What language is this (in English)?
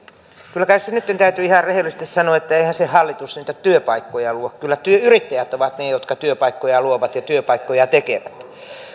Finnish